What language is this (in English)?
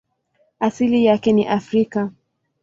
Swahili